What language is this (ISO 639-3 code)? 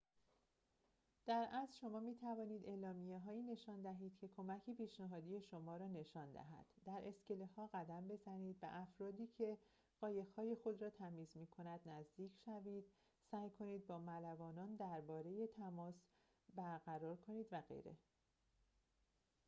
fas